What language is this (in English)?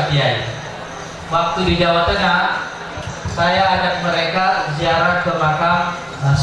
Indonesian